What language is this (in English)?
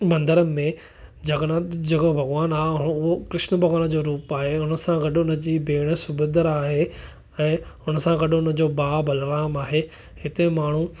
Sindhi